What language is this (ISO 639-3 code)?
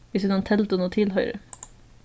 fao